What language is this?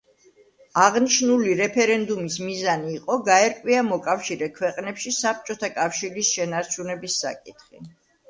Georgian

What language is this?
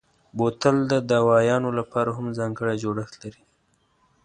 Pashto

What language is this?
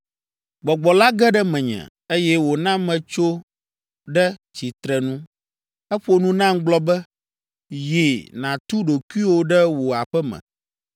Ewe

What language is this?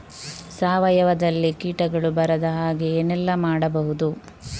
Kannada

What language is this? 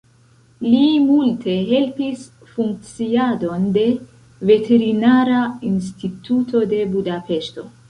Esperanto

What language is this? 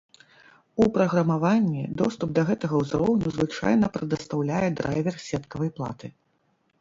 Belarusian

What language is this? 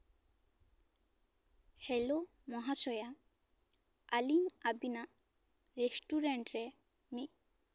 Santali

